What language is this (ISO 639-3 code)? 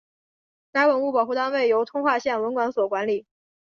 zho